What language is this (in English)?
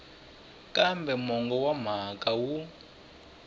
Tsonga